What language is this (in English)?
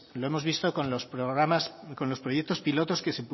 Spanish